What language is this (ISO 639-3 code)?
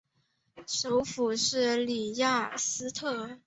zho